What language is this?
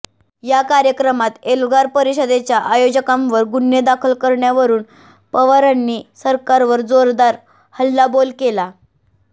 Marathi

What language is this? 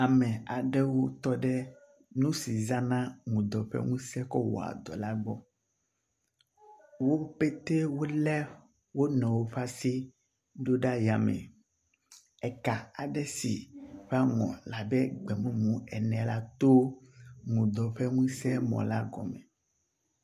Ewe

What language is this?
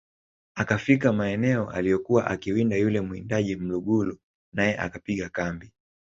Swahili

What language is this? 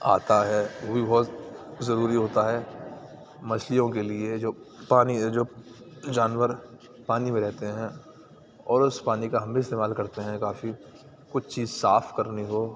Urdu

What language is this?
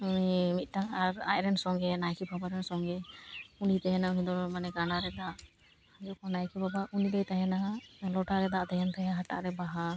Santali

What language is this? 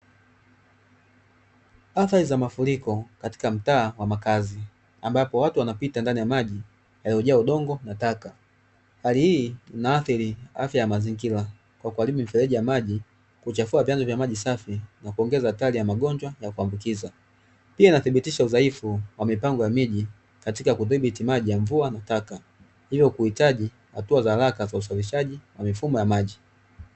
Swahili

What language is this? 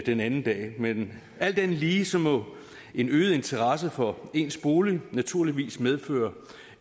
Danish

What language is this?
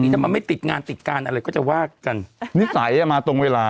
Thai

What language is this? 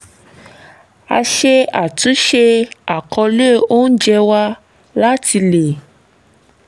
Yoruba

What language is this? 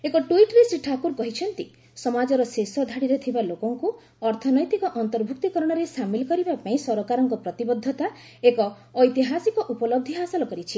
Odia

